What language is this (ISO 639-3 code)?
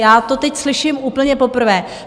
ces